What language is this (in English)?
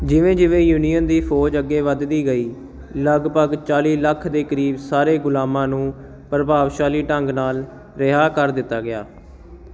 Punjabi